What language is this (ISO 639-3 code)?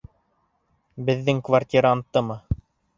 bak